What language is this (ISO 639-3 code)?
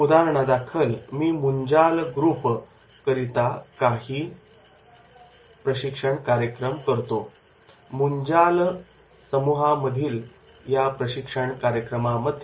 mar